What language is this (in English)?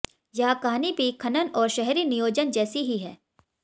Hindi